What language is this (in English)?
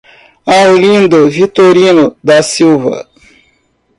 Portuguese